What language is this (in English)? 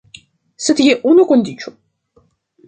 Esperanto